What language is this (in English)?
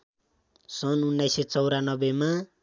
Nepali